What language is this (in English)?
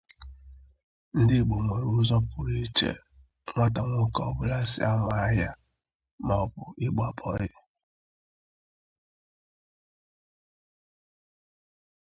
Igbo